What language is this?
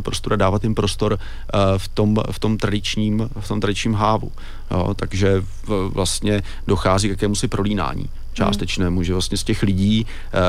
Czech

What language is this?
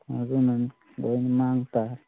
Manipuri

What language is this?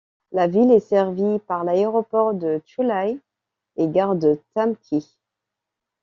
French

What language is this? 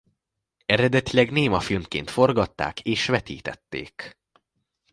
Hungarian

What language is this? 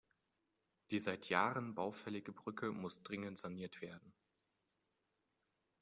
German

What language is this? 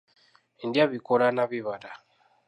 Ganda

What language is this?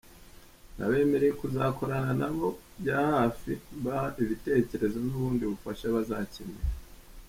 Kinyarwanda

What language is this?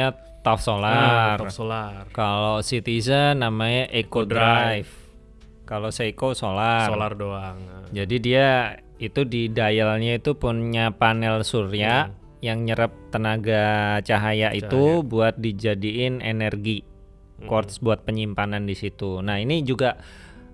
Indonesian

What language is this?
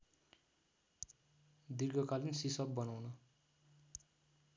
Nepali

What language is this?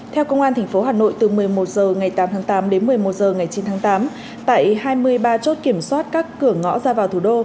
Vietnamese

